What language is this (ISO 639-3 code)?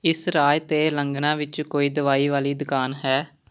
pan